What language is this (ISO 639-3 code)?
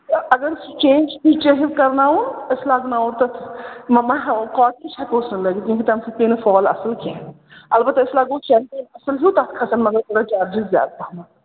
kas